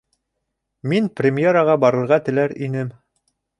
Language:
Bashkir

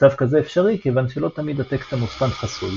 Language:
Hebrew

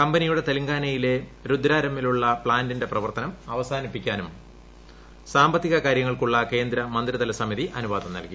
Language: Malayalam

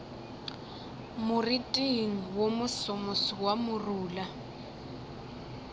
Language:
Northern Sotho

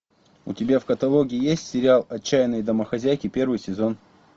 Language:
Russian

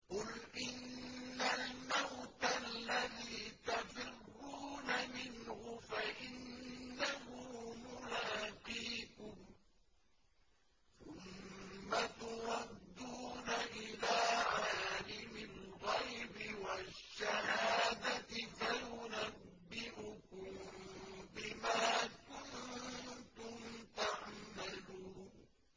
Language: Arabic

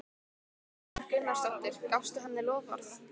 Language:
Icelandic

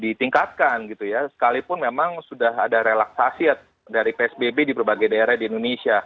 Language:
Indonesian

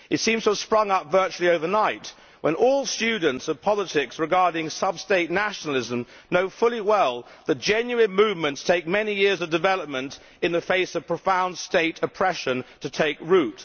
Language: English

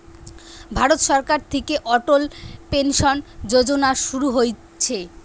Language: Bangla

